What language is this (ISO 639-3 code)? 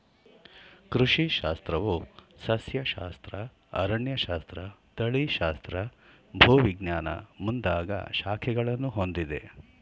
kan